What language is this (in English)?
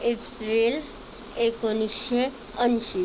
Marathi